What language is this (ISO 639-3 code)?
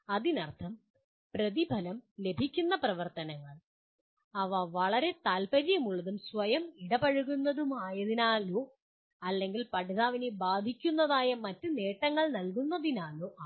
mal